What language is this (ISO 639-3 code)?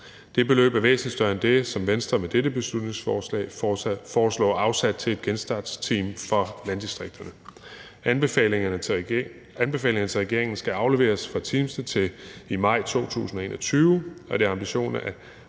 dan